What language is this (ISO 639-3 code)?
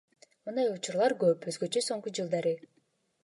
kir